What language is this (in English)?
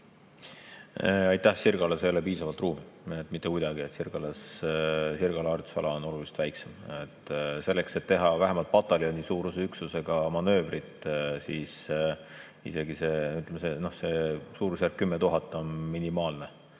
Estonian